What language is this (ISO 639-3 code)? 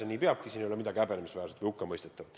est